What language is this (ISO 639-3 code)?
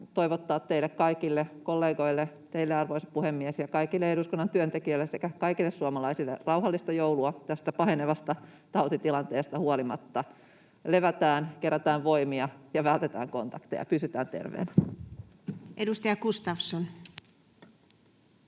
fin